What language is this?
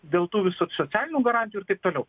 Lithuanian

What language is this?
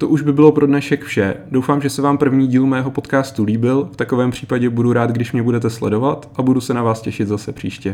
Czech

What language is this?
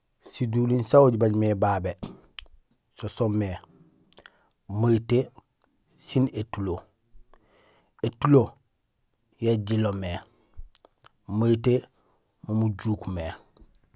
Gusilay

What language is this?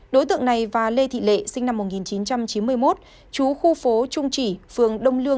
Vietnamese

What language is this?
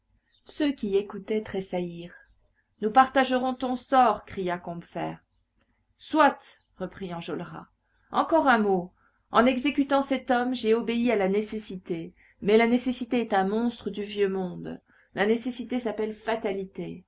French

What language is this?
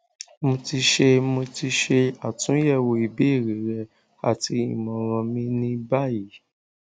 Yoruba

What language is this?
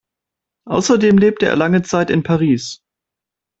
German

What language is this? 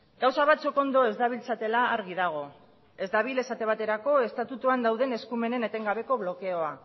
Basque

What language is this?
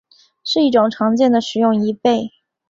Chinese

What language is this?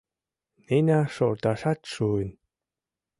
Mari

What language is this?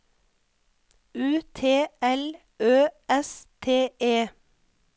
Norwegian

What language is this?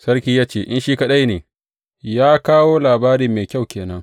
Hausa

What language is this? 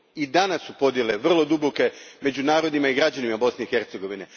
Croatian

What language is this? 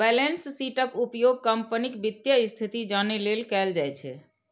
Maithili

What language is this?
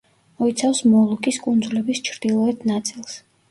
Georgian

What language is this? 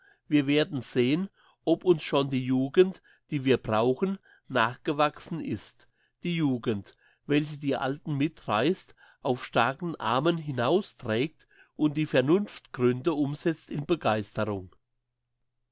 German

